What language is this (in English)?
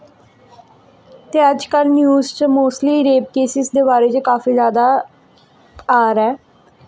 Dogri